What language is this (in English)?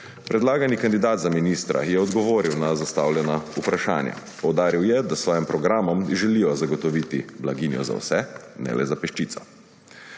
Slovenian